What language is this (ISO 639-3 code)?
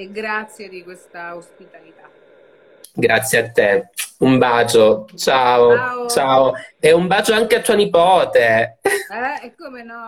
ita